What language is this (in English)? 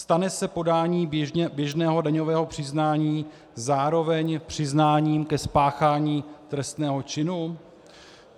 Czech